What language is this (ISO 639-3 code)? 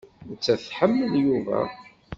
kab